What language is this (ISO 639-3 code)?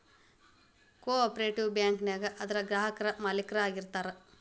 kan